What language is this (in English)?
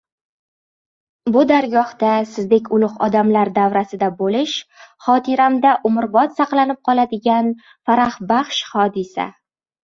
Uzbek